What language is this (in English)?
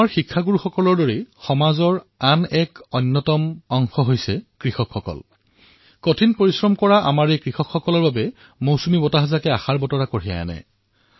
Assamese